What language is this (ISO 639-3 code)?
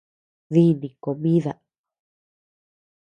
cux